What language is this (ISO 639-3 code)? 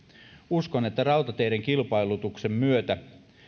fin